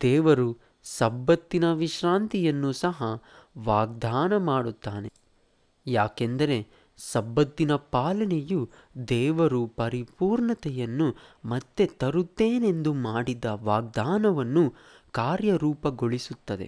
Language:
Kannada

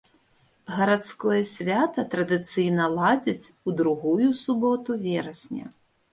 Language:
Belarusian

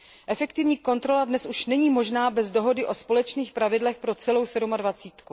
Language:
Czech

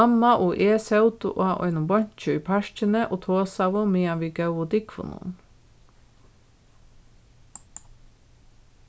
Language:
Faroese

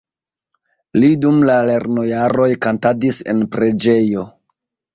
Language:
Esperanto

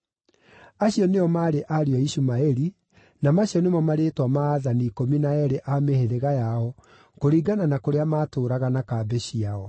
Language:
Kikuyu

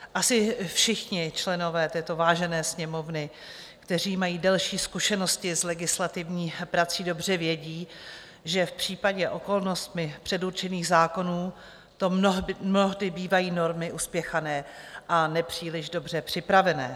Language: Czech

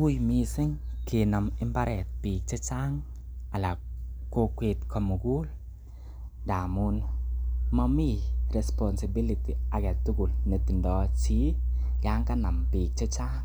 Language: Kalenjin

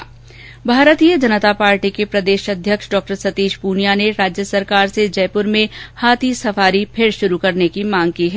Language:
Hindi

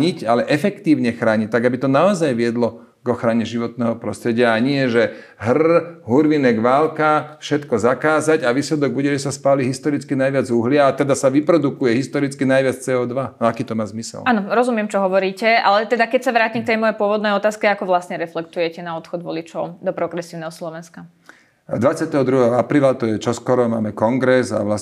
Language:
Slovak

